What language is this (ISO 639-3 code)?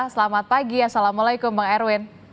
ind